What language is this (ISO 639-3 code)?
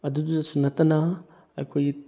mni